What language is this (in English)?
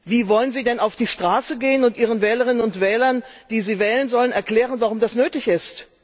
German